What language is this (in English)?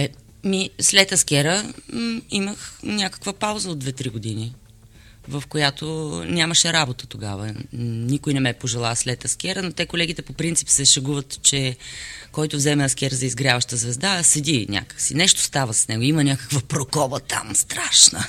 Bulgarian